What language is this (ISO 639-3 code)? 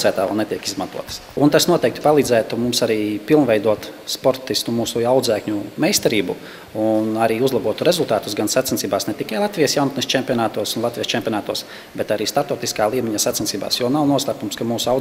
lav